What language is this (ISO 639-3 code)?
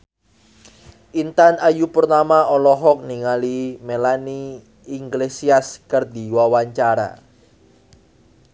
sun